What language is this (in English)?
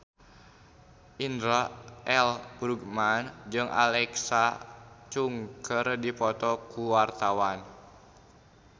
Sundanese